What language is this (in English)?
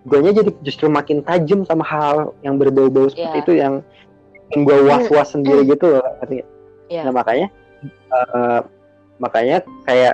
Indonesian